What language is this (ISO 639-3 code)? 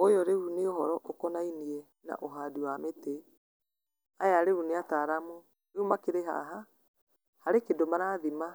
kik